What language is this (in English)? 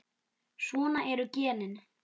Icelandic